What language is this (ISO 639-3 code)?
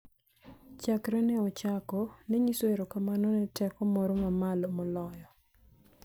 luo